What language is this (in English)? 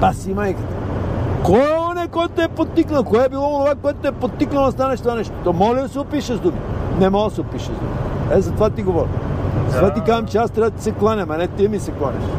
Bulgarian